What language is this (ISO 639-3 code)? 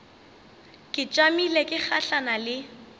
nso